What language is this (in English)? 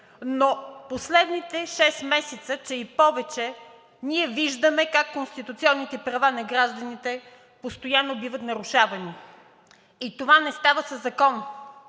Bulgarian